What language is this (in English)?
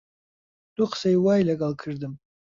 Central Kurdish